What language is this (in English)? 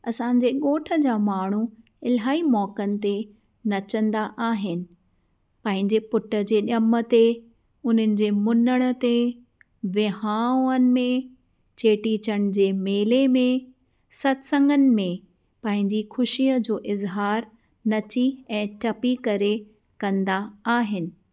Sindhi